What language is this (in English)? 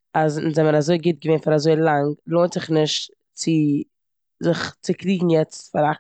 Yiddish